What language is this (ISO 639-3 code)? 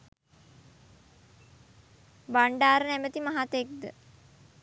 sin